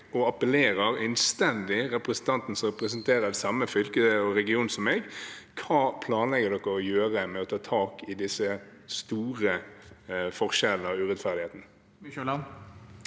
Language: Norwegian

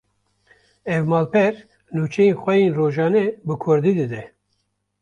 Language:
Kurdish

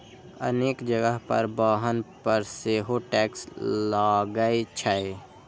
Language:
Maithili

